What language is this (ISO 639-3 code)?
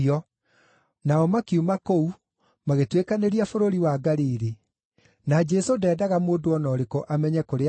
kik